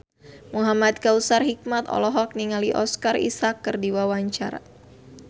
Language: Sundanese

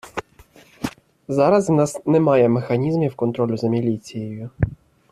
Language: Ukrainian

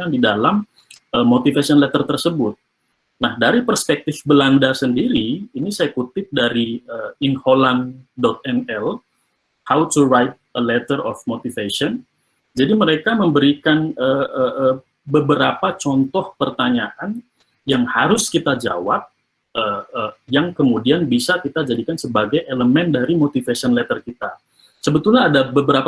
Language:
Indonesian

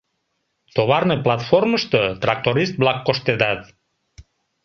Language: Mari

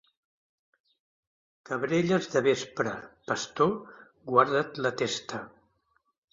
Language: Catalan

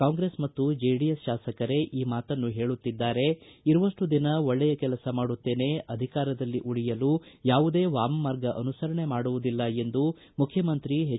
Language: Kannada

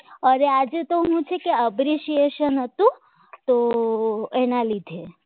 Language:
Gujarati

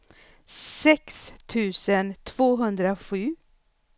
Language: Swedish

